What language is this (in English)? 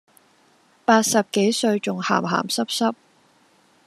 Cantonese